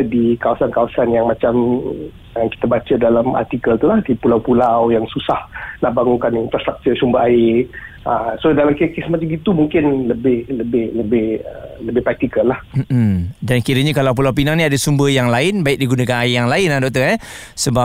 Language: Malay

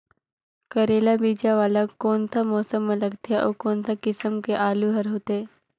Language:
Chhattisgarhi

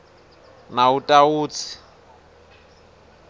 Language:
Swati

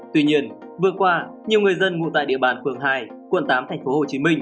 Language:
Vietnamese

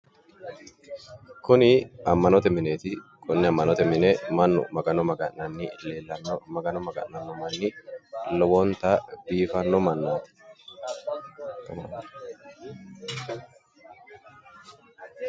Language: Sidamo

